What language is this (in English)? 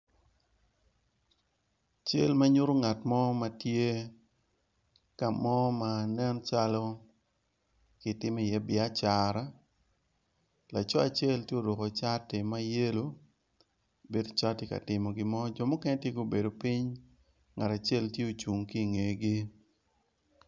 Acoli